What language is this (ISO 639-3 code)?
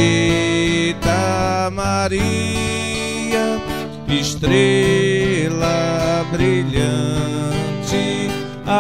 por